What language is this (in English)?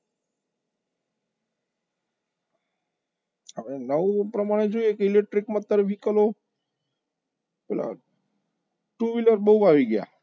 Gujarati